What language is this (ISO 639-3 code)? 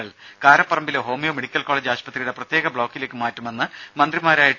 mal